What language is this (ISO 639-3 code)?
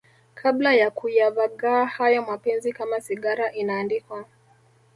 swa